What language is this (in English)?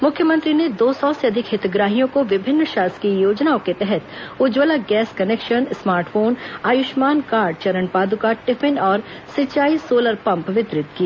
Hindi